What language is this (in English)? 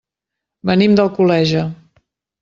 Catalan